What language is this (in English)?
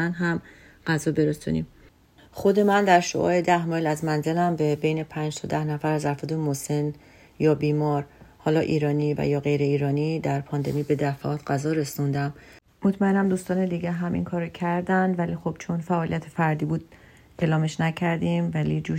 Persian